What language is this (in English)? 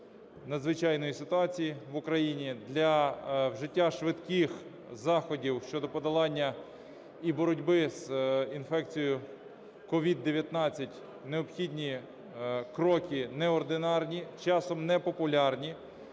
Ukrainian